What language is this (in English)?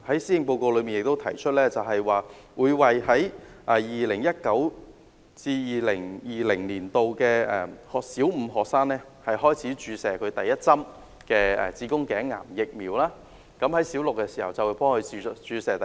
Cantonese